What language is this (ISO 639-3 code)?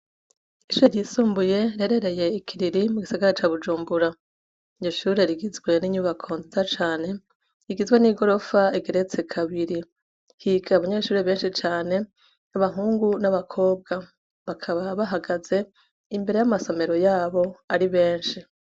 run